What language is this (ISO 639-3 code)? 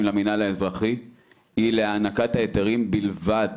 heb